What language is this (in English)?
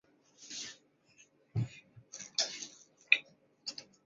Chinese